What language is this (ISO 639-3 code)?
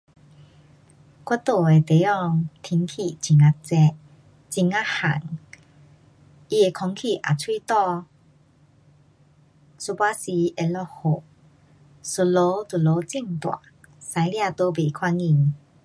cpx